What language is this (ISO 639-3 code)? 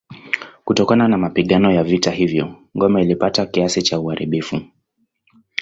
swa